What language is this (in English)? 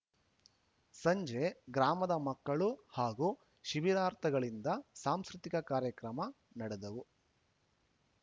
Kannada